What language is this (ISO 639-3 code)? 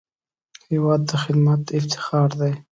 pus